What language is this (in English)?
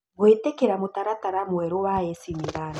Kikuyu